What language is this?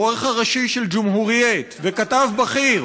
Hebrew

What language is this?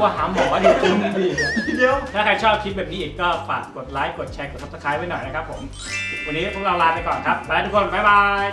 Thai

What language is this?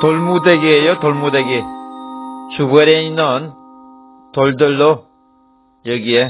Korean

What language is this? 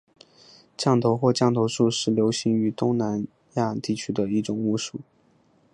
Chinese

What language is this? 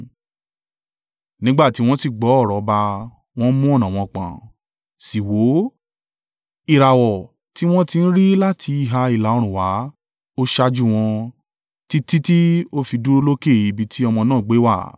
Yoruba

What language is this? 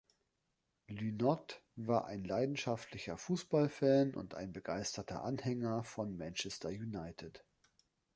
German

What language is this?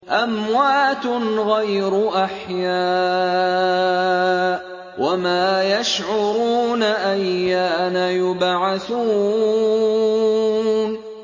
Arabic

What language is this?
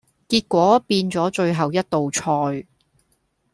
Cantonese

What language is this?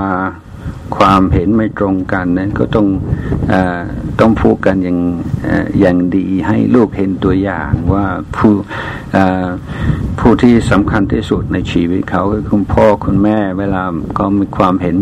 Thai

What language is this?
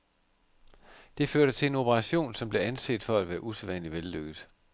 Danish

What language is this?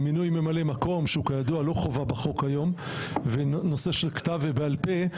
Hebrew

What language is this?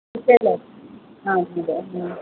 Malayalam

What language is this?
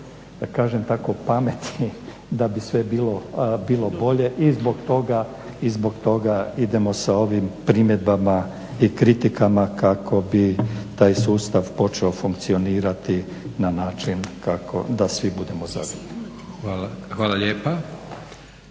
Croatian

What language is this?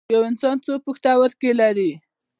Pashto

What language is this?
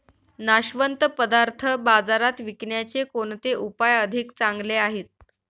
Marathi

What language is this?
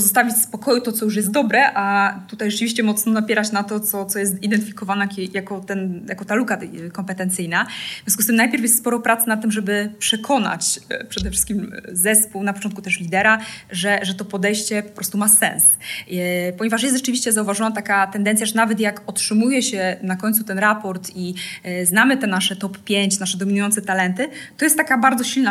Polish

